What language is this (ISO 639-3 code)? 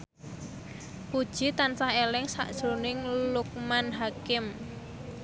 jav